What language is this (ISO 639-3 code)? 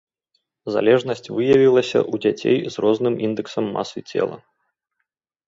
bel